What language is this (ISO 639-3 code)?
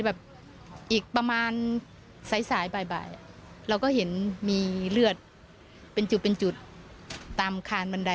tha